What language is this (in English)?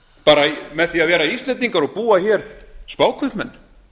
Icelandic